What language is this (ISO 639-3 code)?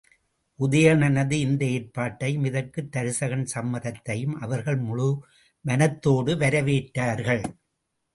tam